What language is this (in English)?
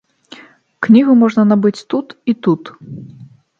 Belarusian